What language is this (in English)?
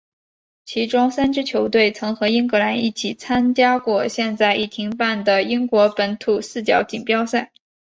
Chinese